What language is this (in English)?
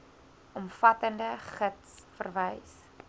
Afrikaans